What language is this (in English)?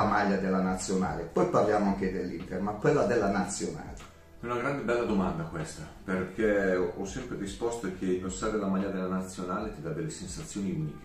Italian